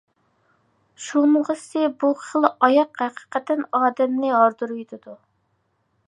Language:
Uyghur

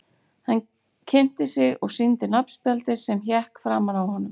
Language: Icelandic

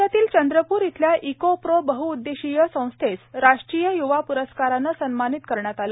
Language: Marathi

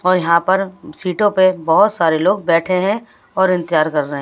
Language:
Hindi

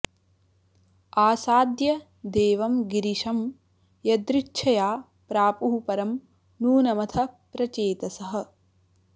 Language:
Sanskrit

